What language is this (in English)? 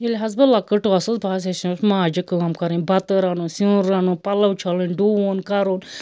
Kashmiri